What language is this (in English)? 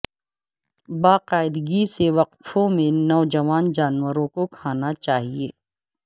Urdu